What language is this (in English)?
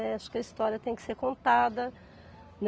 Portuguese